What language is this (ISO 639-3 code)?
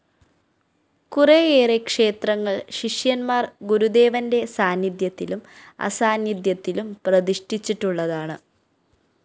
mal